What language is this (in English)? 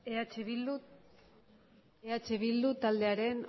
Basque